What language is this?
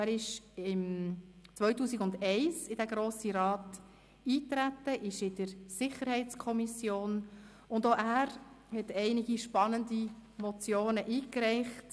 Swiss German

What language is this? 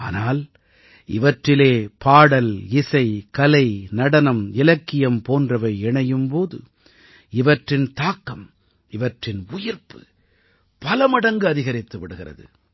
Tamil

